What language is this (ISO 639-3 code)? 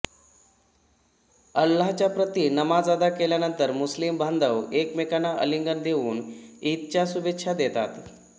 mar